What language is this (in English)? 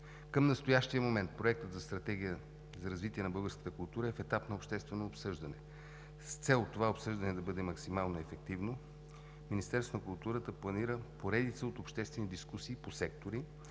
Bulgarian